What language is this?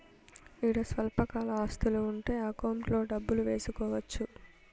Telugu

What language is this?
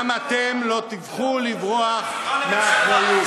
Hebrew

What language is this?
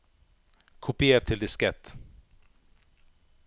Norwegian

